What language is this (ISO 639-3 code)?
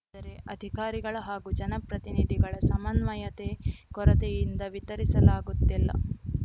kan